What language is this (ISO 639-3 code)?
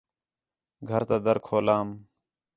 xhe